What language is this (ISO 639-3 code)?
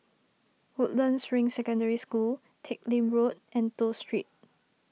eng